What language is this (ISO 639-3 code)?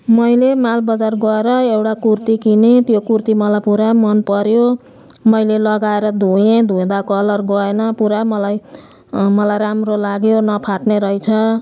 nep